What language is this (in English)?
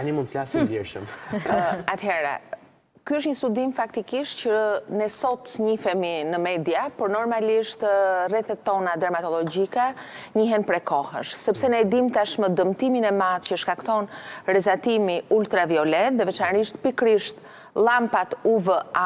Romanian